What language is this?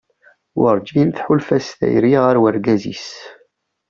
Kabyle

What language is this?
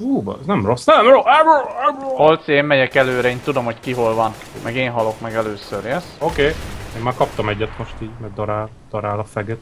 Hungarian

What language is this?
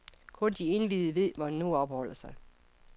Danish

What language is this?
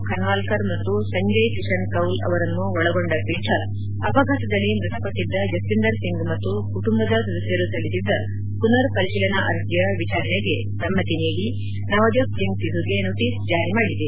Kannada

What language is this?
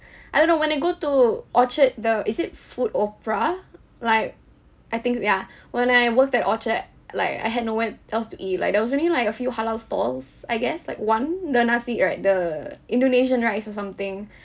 English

